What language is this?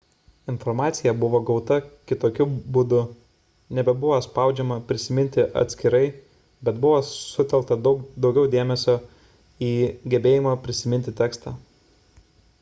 Lithuanian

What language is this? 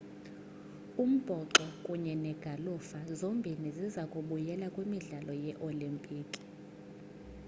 Xhosa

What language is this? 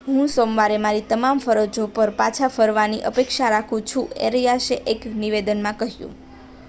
Gujarati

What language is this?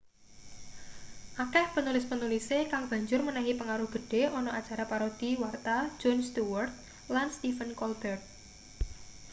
Javanese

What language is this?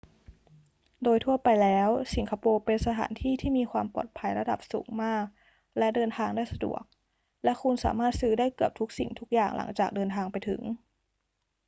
Thai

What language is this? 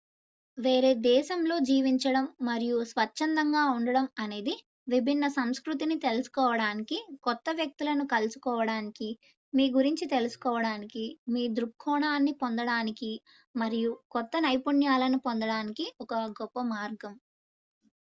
Telugu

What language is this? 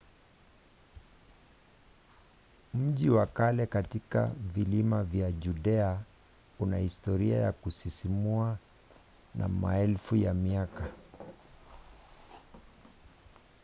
Swahili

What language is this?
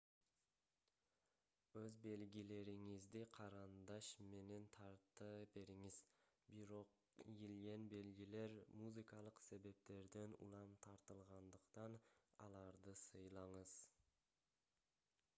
Kyrgyz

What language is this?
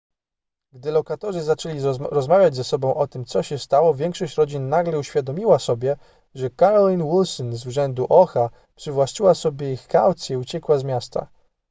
Polish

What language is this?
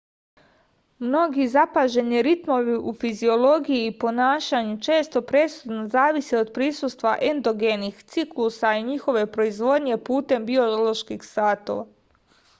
Serbian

